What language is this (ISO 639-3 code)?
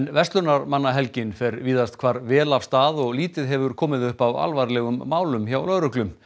isl